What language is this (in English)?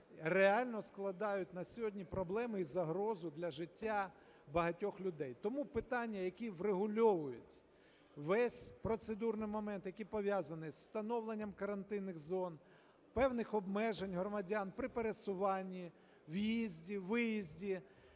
Ukrainian